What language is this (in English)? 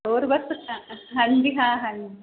Punjabi